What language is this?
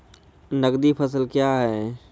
Maithili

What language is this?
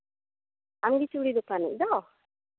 Santali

